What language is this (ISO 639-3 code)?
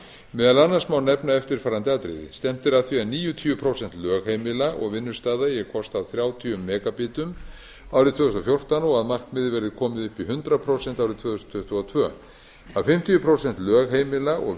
isl